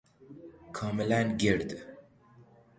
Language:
Persian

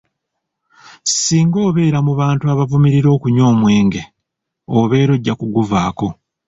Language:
Ganda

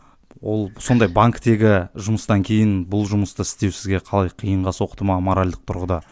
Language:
Kazakh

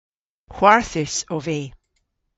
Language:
Cornish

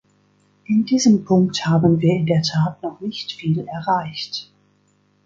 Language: German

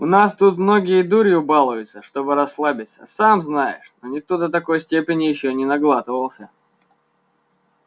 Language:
Russian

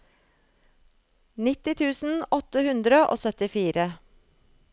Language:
Norwegian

